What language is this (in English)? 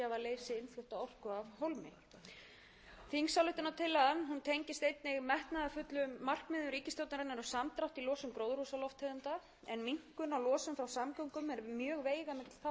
Icelandic